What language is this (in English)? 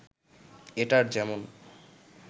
Bangla